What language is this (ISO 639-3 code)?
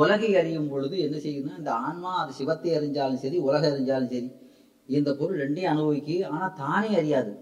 tam